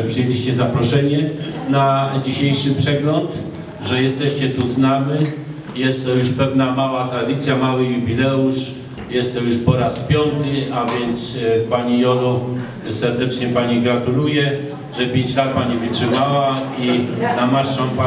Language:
Polish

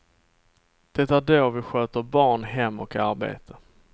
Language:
Swedish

